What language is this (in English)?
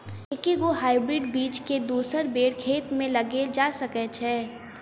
Maithili